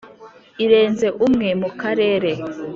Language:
Kinyarwanda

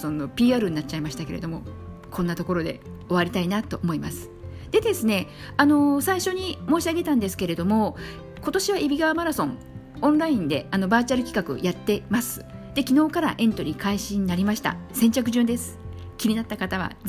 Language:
Japanese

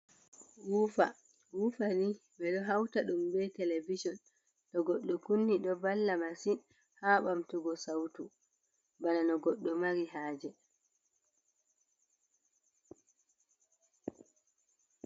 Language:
Fula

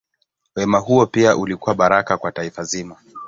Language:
Swahili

